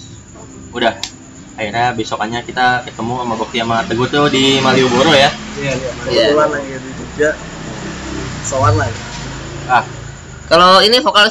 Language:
Indonesian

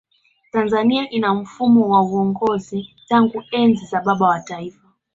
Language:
Swahili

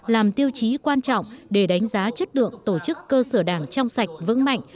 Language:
Vietnamese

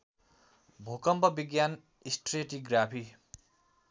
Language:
Nepali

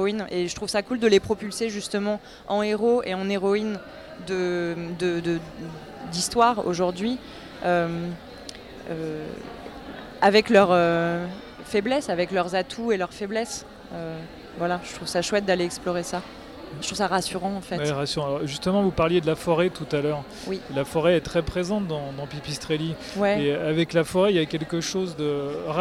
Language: French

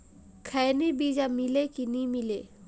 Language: Chhattisgarhi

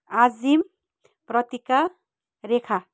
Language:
Nepali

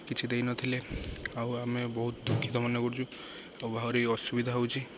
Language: Odia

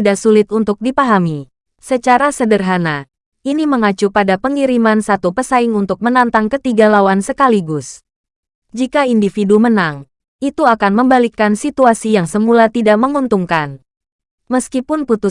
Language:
Indonesian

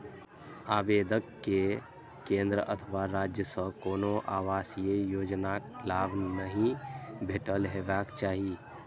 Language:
Maithili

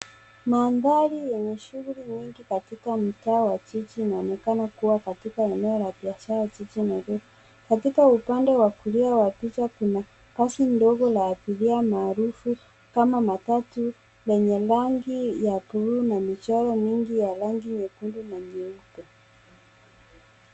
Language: Swahili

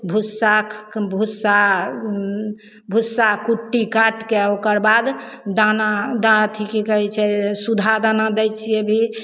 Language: Maithili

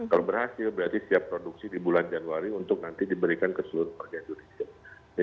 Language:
Indonesian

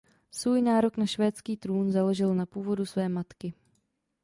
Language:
Czech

